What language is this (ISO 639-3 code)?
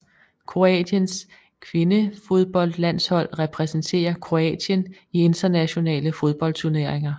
dan